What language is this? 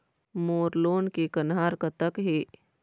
Chhattisgarhi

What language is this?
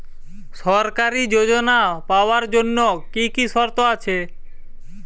Bangla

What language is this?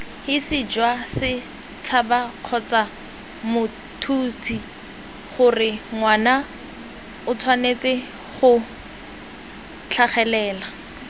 Tswana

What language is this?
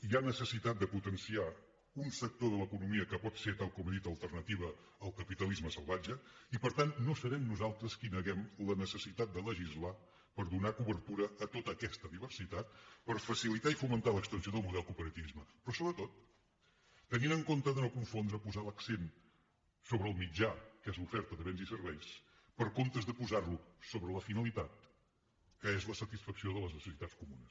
Catalan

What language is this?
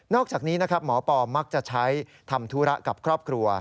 Thai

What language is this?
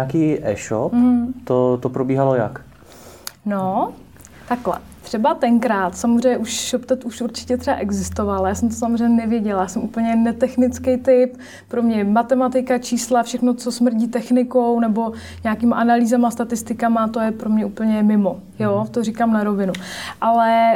Czech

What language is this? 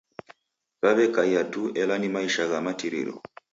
Taita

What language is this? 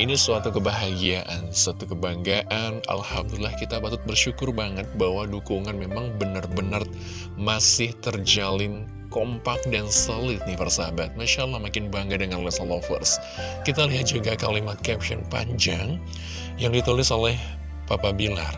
Indonesian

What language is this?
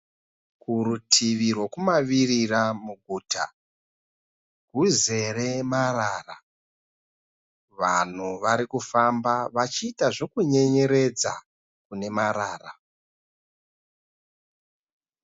Shona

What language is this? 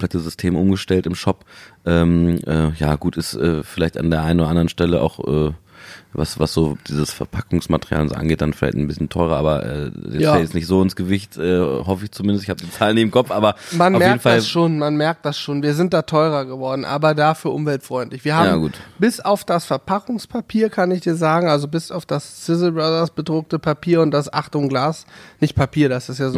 German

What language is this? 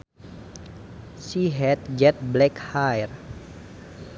Sundanese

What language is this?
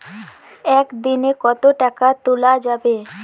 Bangla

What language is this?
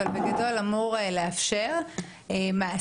Hebrew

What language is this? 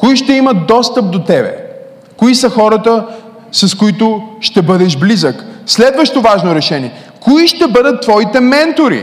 Bulgarian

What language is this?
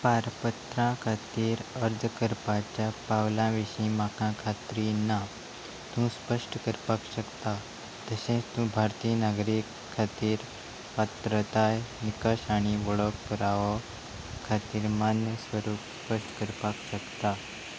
Konkani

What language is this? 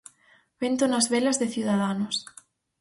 Galician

